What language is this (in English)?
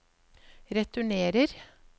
Norwegian